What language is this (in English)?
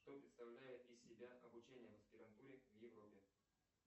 Russian